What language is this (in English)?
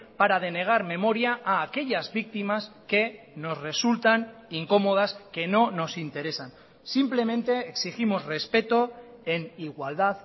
Spanish